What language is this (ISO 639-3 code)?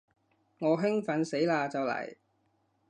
yue